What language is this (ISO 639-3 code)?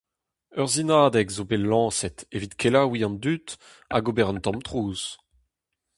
bre